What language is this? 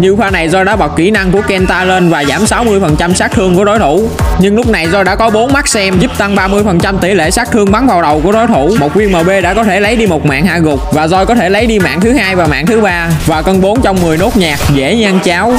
Vietnamese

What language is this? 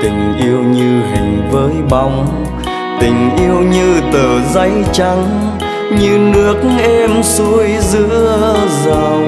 Vietnamese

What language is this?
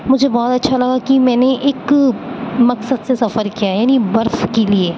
Urdu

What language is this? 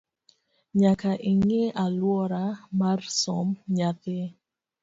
Luo (Kenya and Tanzania)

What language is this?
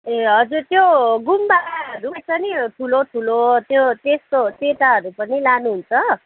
Nepali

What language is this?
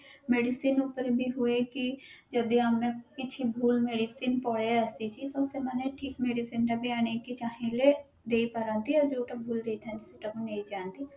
Odia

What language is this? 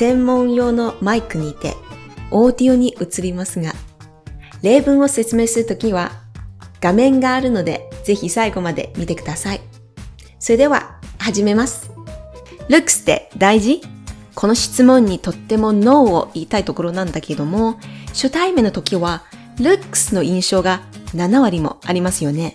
Japanese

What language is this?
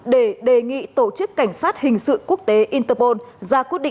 Vietnamese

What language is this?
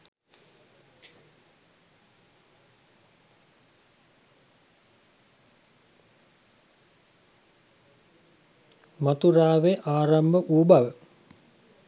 Sinhala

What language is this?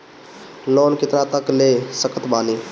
Bhojpuri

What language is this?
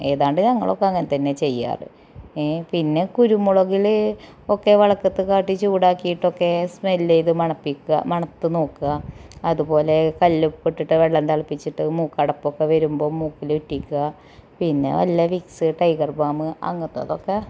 Malayalam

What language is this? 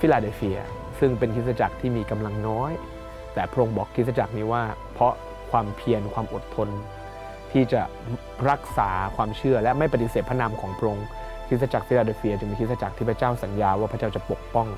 Thai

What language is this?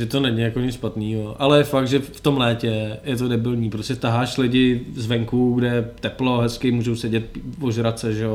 Czech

